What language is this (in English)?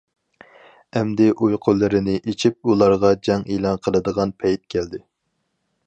Uyghur